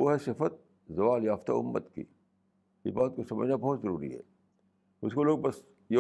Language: Urdu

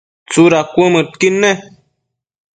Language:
Matsés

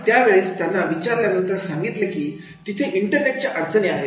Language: Marathi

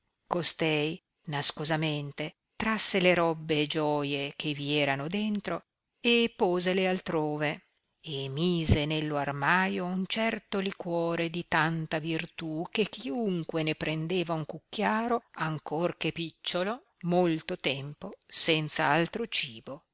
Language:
Italian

